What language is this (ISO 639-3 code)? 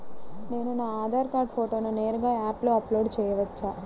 tel